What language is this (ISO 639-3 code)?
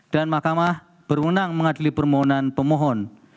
ind